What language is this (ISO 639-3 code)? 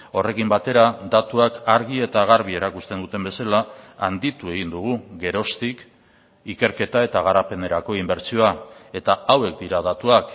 eus